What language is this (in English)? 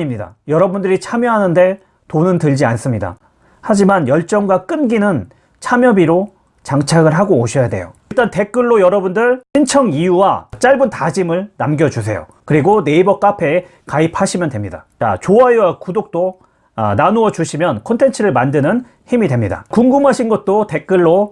Korean